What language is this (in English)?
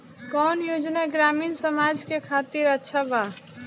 Bhojpuri